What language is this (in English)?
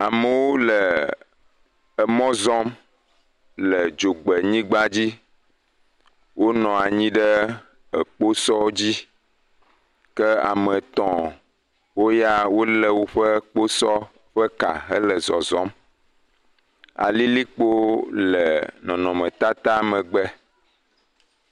Ewe